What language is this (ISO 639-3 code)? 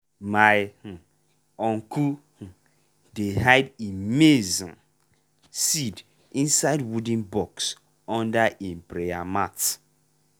pcm